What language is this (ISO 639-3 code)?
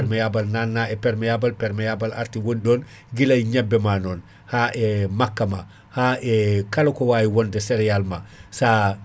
ful